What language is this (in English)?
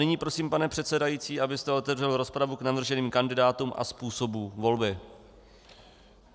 Czech